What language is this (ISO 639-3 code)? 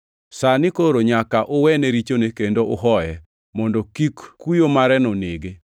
luo